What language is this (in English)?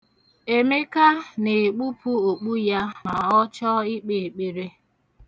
Igbo